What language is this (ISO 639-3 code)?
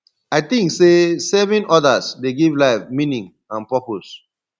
pcm